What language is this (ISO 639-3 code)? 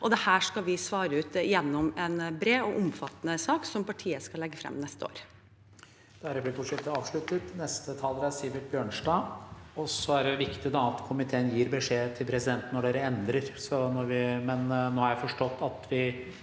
nor